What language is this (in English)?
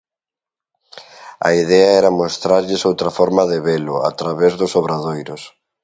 Galician